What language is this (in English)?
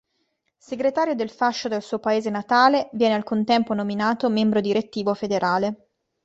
Italian